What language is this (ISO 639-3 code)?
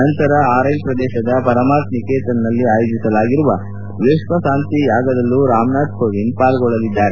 kan